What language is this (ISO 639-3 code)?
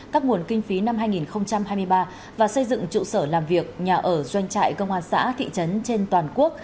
vie